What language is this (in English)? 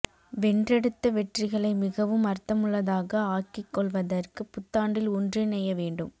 Tamil